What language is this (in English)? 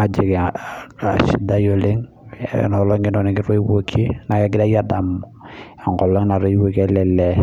Masai